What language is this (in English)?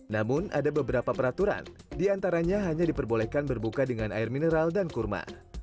Indonesian